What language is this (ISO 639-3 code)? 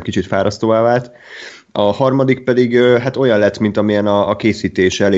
hun